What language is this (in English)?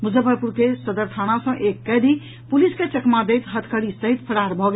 Maithili